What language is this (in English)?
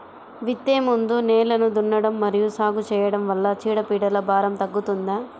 Telugu